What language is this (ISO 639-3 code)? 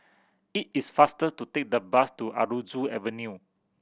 eng